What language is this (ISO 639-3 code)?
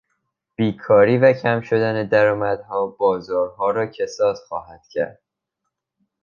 fas